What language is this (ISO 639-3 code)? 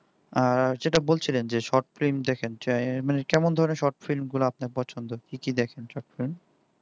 ben